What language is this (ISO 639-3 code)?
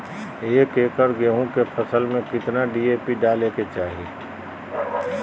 mag